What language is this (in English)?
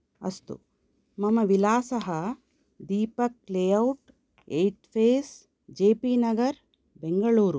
Sanskrit